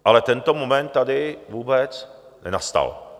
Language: Czech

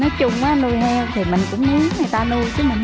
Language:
Vietnamese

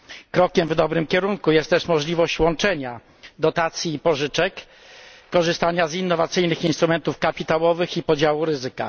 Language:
Polish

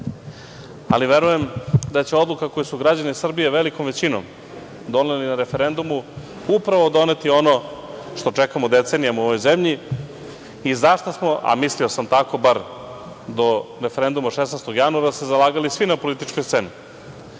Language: Serbian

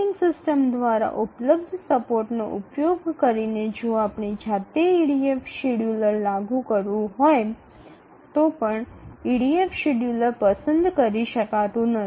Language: Bangla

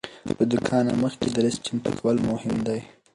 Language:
Pashto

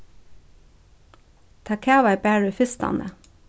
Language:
Faroese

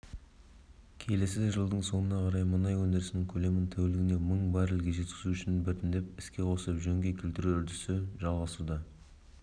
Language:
Kazakh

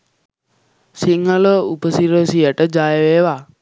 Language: Sinhala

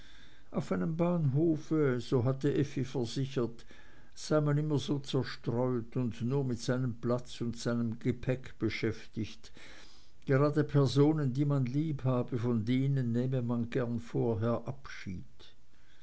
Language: German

